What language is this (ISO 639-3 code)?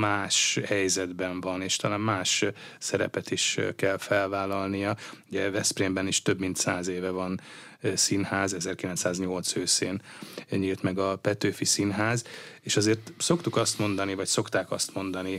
hun